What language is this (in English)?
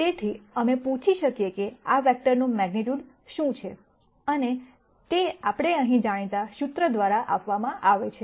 Gujarati